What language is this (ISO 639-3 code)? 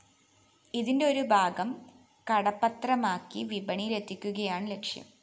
mal